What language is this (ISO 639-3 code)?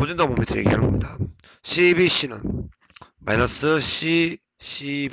kor